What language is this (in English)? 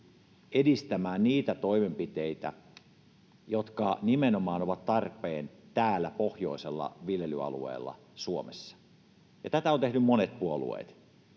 Finnish